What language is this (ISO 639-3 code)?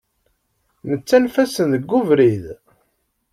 kab